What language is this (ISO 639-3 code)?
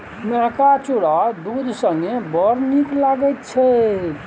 mai